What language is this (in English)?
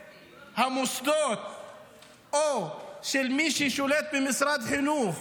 Hebrew